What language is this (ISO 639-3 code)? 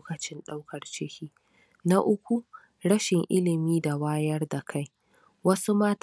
hau